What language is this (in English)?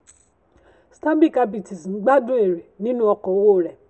Yoruba